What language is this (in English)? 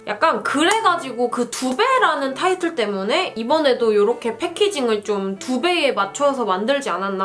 Korean